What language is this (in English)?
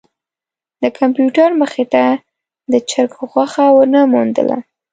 Pashto